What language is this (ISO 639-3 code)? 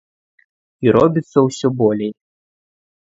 bel